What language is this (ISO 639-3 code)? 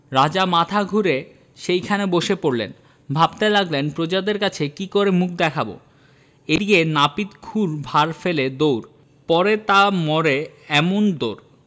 ben